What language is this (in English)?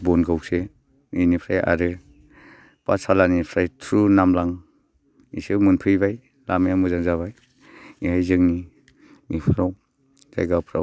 Bodo